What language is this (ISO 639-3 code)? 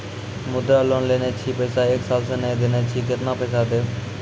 mai